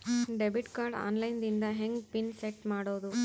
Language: Kannada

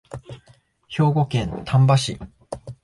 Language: Japanese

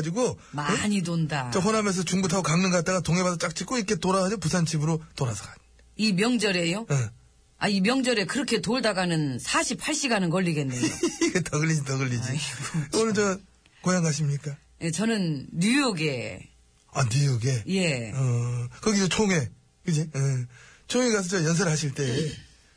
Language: Korean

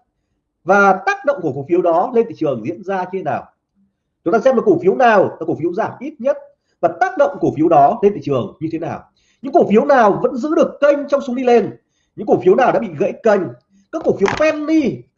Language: Vietnamese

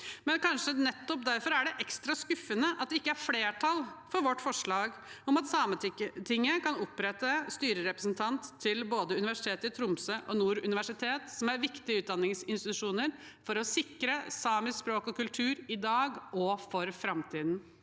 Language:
Norwegian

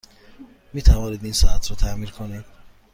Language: Persian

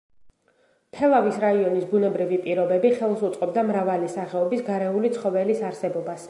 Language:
Georgian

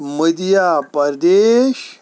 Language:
Kashmiri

